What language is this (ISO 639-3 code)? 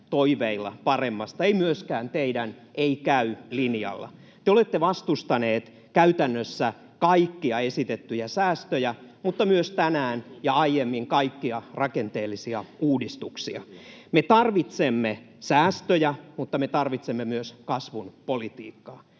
fin